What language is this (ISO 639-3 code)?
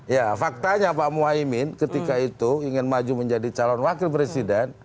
ind